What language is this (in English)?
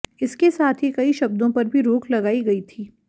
Hindi